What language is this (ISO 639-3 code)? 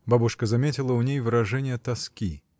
rus